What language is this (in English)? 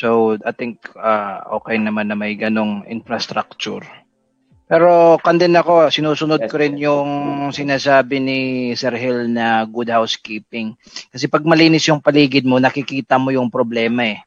Filipino